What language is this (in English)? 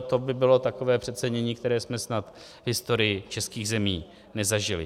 Czech